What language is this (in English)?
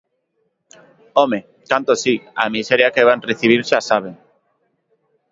Galician